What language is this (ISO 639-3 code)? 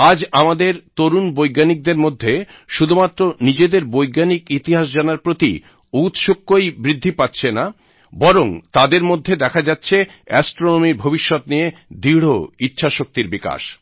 ben